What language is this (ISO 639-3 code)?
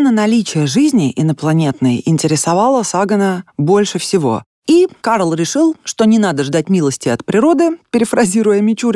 rus